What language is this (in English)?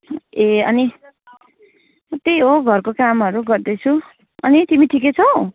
Nepali